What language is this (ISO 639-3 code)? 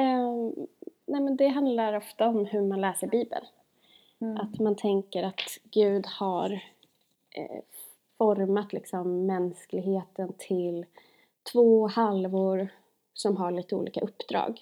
swe